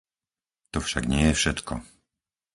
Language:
Slovak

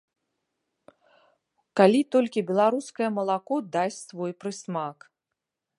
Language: Belarusian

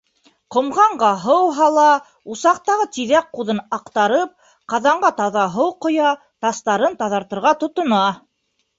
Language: Bashkir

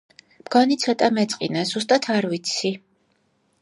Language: Georgian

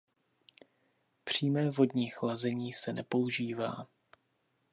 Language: Czech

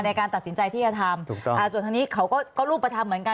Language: Thai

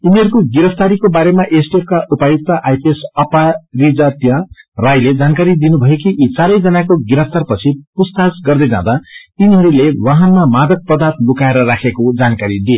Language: Nepali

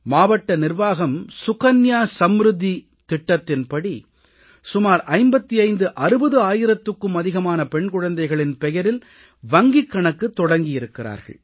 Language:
Tamil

